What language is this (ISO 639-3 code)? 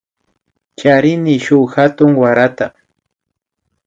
qvi